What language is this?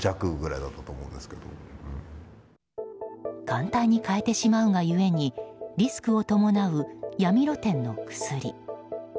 Japanese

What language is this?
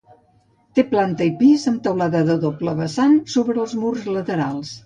Catalan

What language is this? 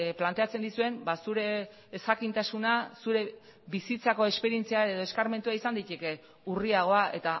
Basque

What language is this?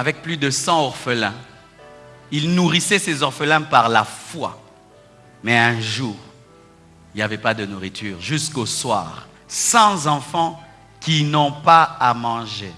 French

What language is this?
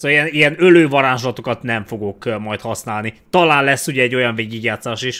Hungarian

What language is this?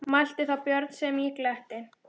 Icelandic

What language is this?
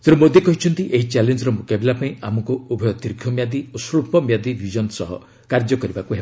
Odia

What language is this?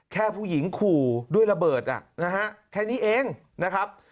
Thai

